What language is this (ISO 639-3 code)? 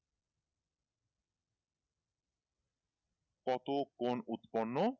ben